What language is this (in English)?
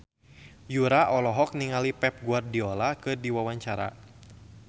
Sundanese